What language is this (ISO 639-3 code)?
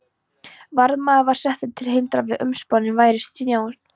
isl